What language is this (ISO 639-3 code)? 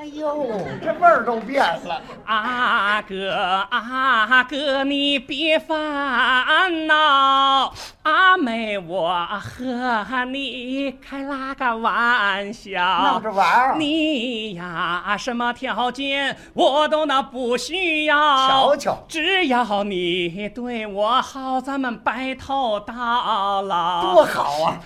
zho